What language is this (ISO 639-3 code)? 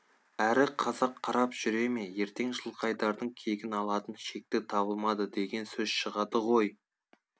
kaz